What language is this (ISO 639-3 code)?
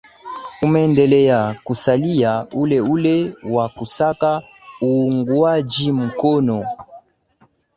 swa